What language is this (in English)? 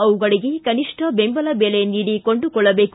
Kannada